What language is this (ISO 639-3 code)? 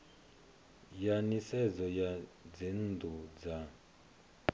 ven